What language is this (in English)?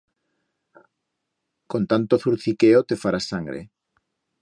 Aragonese